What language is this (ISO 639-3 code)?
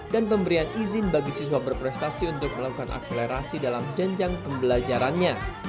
ind